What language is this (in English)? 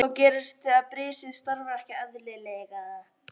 Icelandic